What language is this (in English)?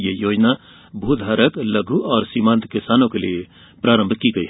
Hindi